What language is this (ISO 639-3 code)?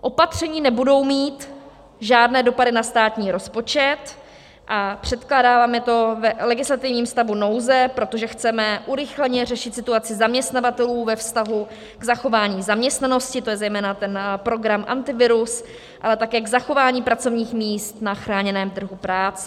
ces